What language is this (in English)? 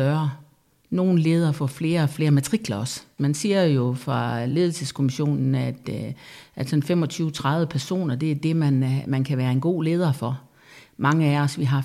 Danish